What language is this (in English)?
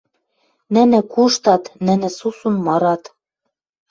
Western Mari